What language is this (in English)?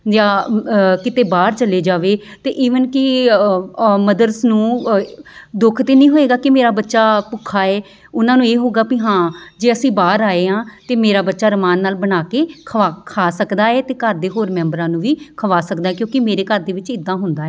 Punjabi